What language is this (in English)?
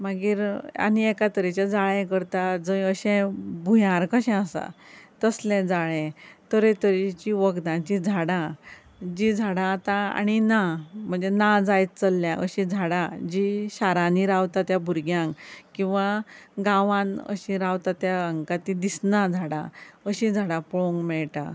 Konkani